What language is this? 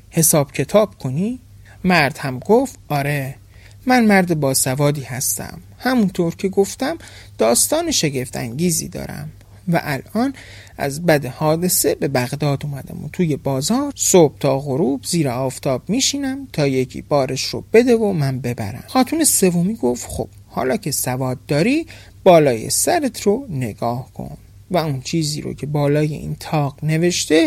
Persian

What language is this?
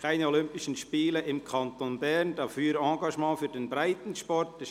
Swiss German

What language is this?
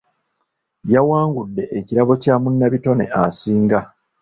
Ganda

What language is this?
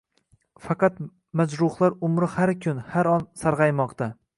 Uzbek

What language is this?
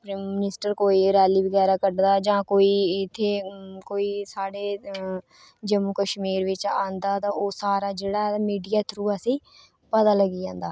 Dogri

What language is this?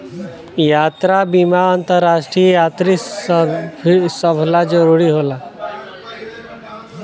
Bhojpuri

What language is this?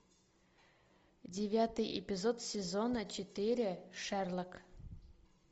Russian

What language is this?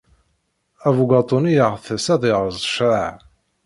Kabyle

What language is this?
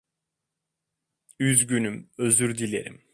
Turkish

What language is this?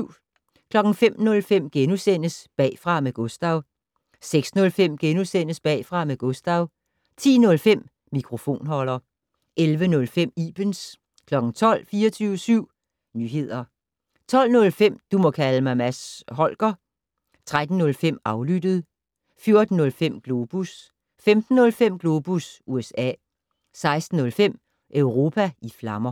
Danish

